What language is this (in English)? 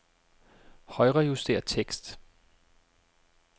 Danish